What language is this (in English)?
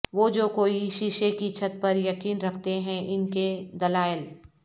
Urdu